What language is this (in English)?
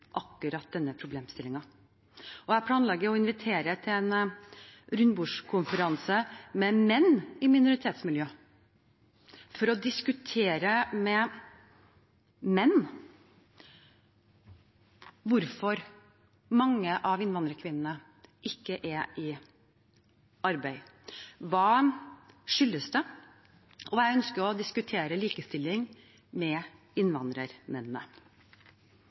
Norwegian Bokmål